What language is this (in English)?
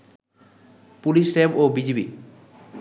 Bangla